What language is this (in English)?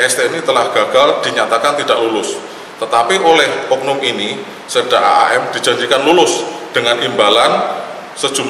Indonesian